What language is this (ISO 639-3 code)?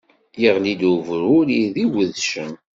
kab